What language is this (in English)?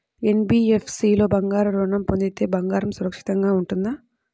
Telugu